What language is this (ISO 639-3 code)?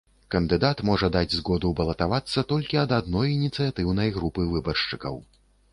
bel